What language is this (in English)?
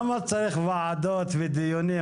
Hebrew